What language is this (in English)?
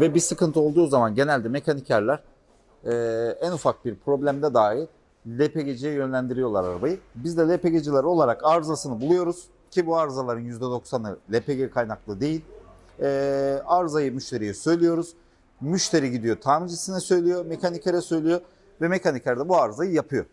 Turkish